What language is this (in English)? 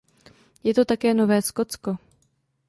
Czech